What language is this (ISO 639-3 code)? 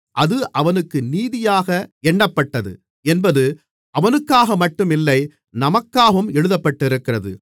tam